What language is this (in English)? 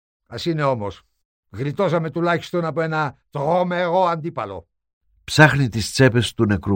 Greek